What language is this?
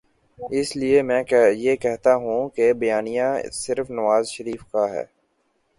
Urdu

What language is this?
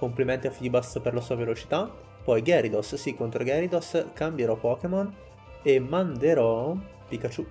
Italian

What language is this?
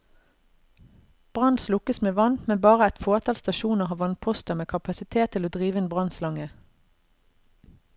Norwegian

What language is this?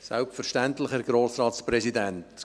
Swiss German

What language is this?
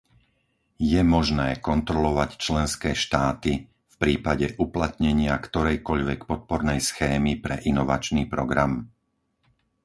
Slovak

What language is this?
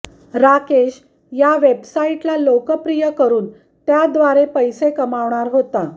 Marathi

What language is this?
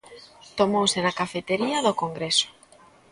Galician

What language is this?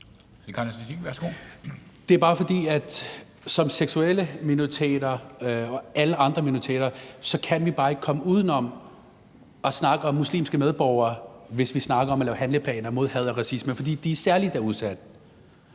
Danish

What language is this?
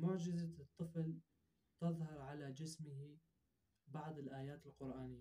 Arabic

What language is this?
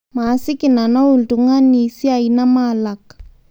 Masai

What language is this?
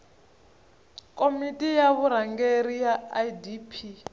Tsonga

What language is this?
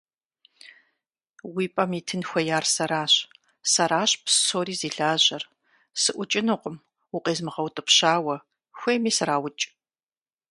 Kabardian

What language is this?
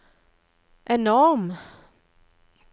Norwegian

